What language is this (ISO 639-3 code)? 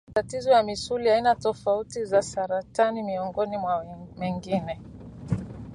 swa